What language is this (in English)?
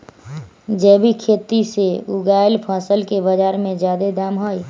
Magahi